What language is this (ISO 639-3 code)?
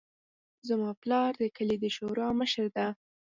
pus